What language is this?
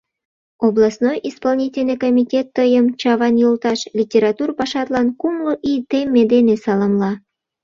Mari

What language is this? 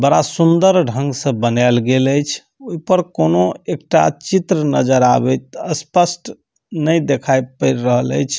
Maithili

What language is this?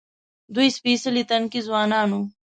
Pashto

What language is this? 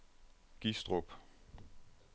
Danish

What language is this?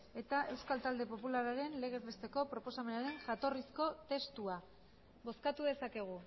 Basque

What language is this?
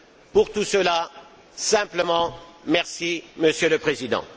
French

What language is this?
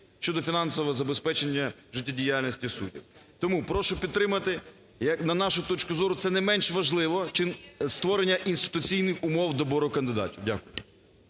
Ukrainian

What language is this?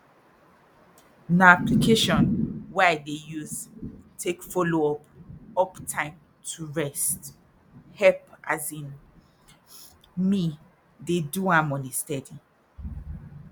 Nigerian Pidgin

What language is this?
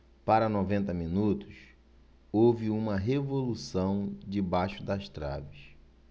Portuguese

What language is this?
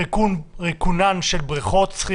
Hebrew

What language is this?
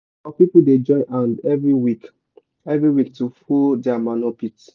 Nigerian Pidgin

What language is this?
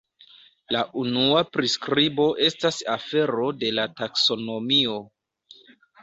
Esperanto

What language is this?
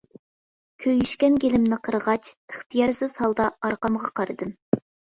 Uyghur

